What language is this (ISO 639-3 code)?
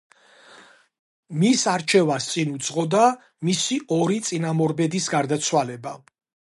kat